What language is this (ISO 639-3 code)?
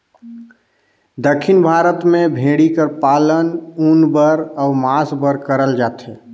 hne